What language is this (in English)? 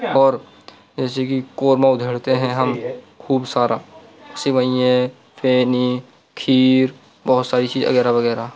Urdu